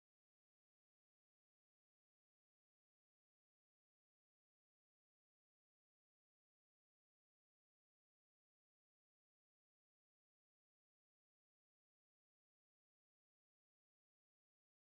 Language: Indonesian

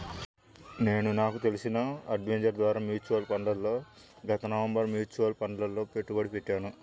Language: Telugu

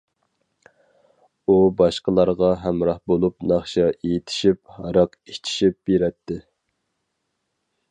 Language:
Uyghur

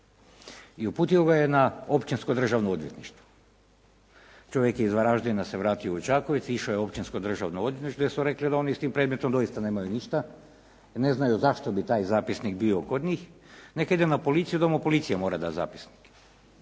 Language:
Croatian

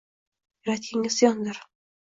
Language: Uzbek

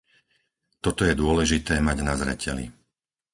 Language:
Slovak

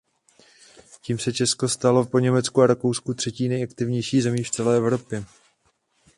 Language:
Czech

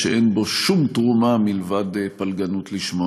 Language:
Hebrew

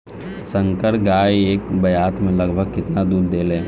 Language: Bhojpuri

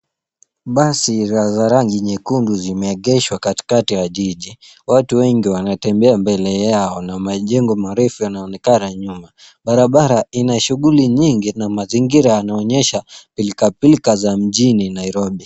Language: Swahili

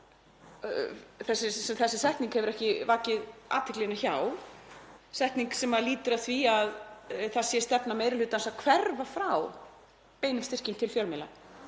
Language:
Icelandic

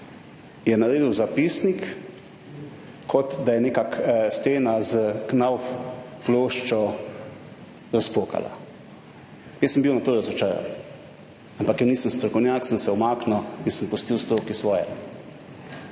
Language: Slovenian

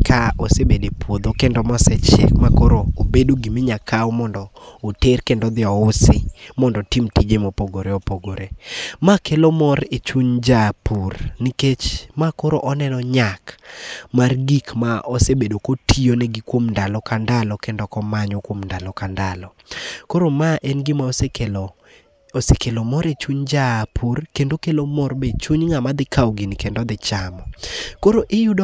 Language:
Luo (Kenya and Tanzania)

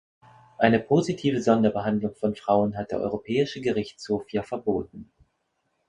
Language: German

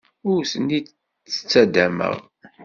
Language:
Kabyle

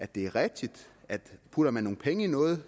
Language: Danish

